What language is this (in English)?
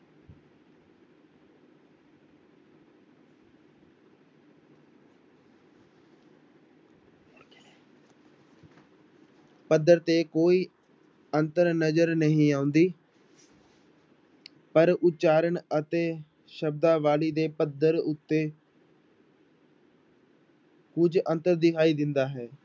Punjabi